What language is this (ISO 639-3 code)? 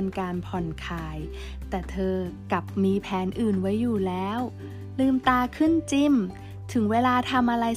tha